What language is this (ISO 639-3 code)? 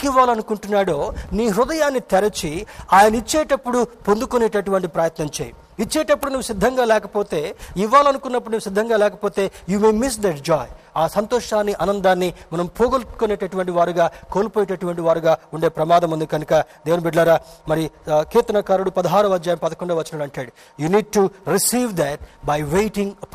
tel